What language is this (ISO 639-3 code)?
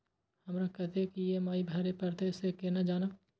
mai